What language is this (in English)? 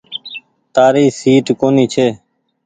Goaria